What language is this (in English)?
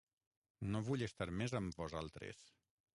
Catalan